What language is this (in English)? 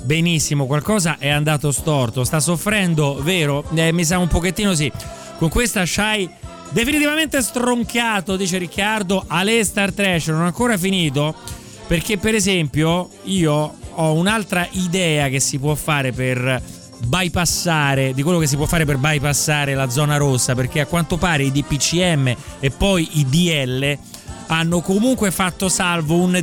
Italian